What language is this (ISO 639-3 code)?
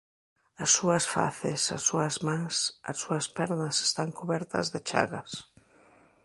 glg